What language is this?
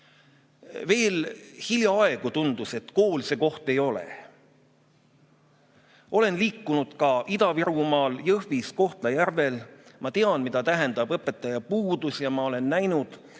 Estonian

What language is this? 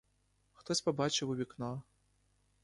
Ukrainian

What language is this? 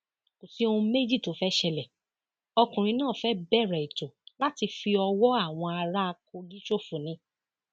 Yoruba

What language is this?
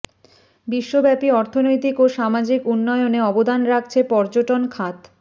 Bangla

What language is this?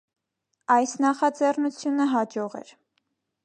Armenian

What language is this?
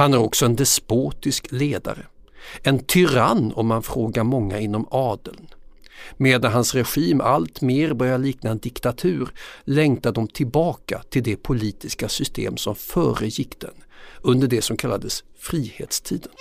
Swedish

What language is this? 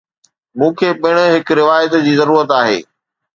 Sindhi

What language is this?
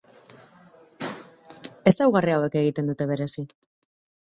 Basque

